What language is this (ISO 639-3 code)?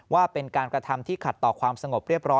tha